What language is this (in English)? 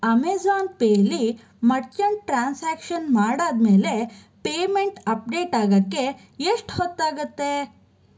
Kannada